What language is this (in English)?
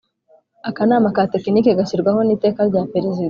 Kinyarwanda